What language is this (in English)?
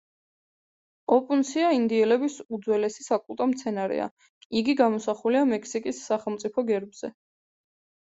Georgian